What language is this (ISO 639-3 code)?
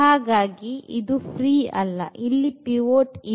kan